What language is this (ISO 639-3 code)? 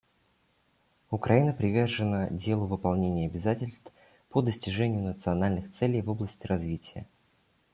rus